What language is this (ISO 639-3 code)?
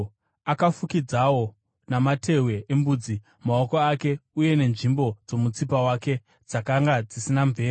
sna